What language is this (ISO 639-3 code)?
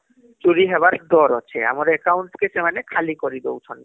ori